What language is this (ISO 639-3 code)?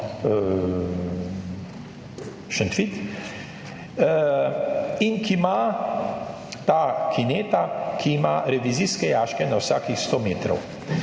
slv